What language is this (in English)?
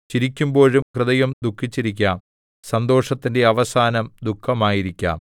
Malayalam